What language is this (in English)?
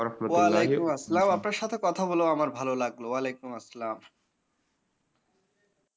Bangla